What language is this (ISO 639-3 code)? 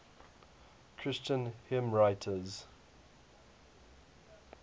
eng